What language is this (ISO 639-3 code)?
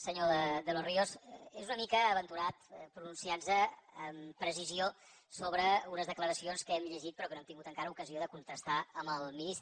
cat